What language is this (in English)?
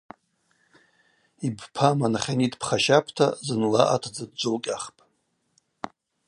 Abaza